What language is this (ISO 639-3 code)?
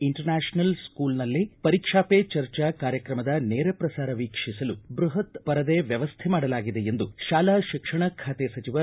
kan